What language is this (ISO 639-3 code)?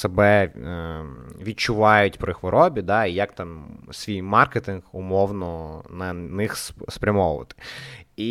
ukr